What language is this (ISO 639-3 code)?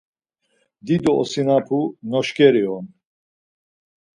lzz